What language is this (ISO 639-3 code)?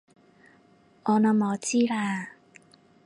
yue